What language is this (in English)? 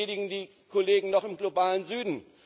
German